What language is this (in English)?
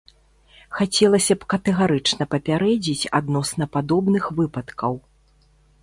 Belarusian